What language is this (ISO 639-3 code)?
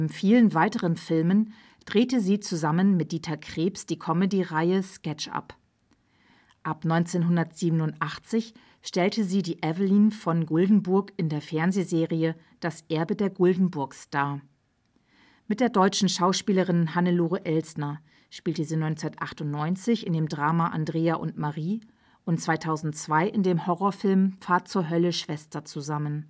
deu